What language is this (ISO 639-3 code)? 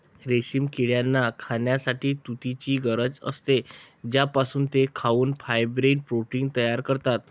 mar